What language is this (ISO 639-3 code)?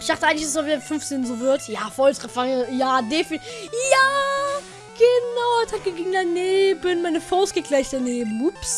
deu